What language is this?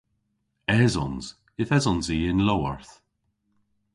Cornish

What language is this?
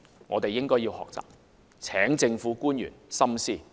Cantonese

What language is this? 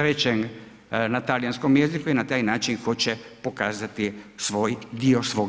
Croatian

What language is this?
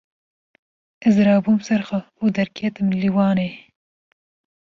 Kurdish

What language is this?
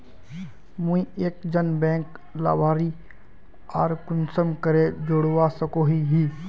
Magahi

